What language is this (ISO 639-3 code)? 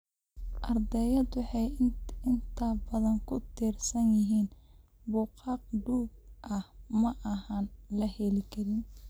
som